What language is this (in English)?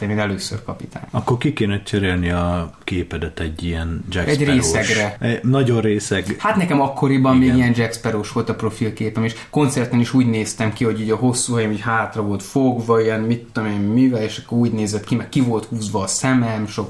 Hungarian